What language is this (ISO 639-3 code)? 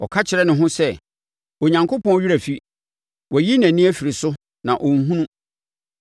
aka